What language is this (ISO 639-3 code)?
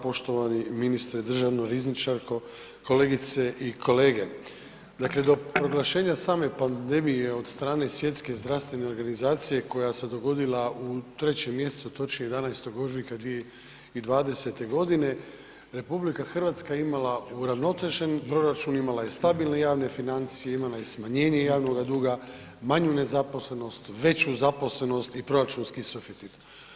hrv